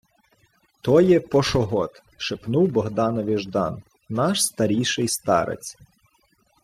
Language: Ukrainian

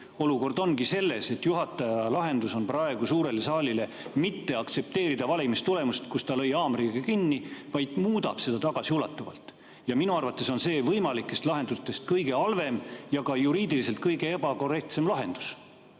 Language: Estonian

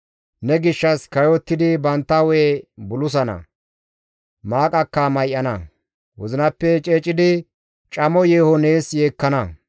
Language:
Gamo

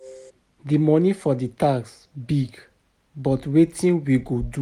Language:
Nigerian Pidgin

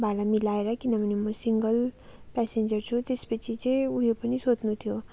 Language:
Nepali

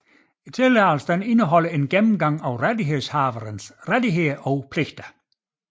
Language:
Danish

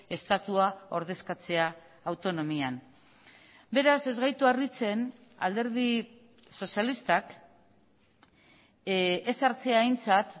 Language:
Basque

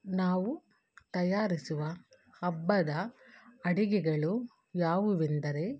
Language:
Kannada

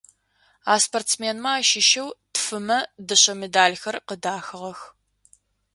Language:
Adyghe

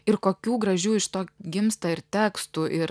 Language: Lithuanian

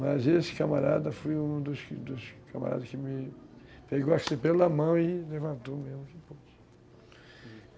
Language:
Portuguese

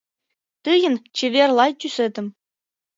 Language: Mari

